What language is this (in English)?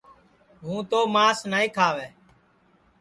Sansi